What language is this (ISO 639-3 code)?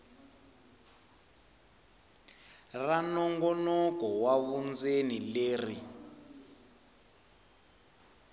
tso